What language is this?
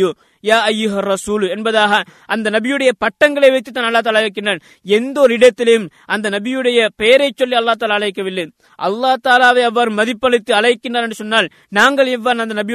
Tamil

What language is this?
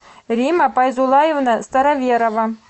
Russian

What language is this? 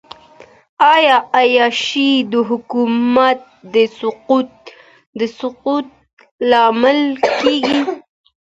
Pashto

